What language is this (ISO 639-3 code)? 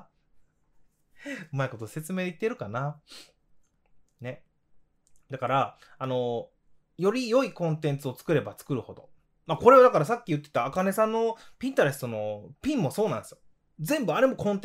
jpn